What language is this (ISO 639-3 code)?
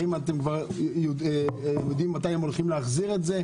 heb